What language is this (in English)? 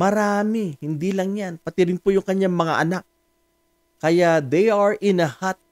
Filipino